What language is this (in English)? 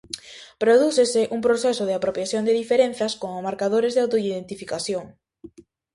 Galician